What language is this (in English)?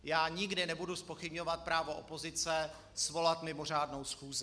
Czech